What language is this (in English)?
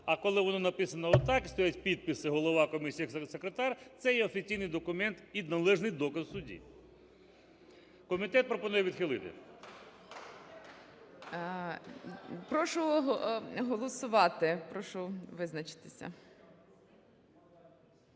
Ukrainian